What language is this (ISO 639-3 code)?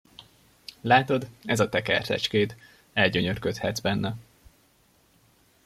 hun